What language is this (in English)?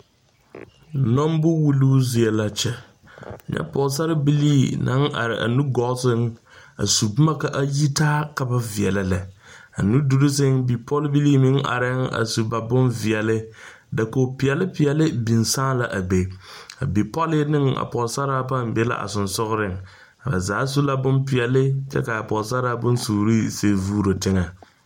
Southern Dagaare